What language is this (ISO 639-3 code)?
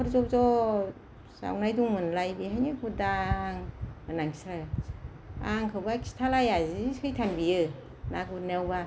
brx